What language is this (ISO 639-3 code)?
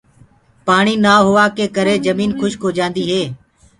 ggg